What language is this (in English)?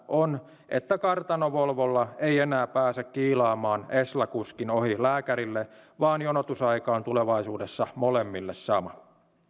Finnish